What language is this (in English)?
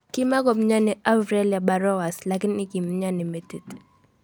Kalenjin